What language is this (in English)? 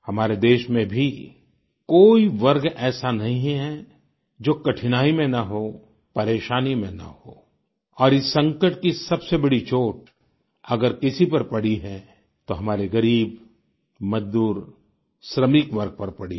Hindi